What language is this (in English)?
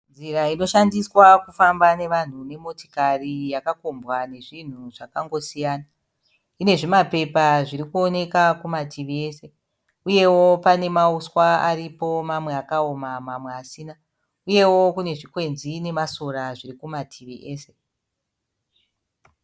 Shona